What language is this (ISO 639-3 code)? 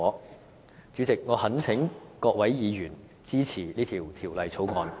yue